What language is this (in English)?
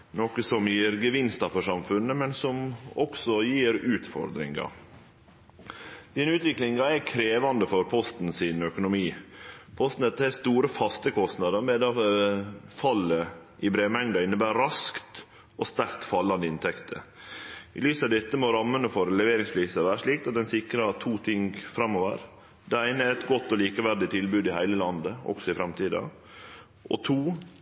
Norwegian Nynorsk